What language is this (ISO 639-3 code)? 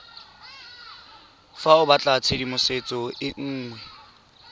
tsn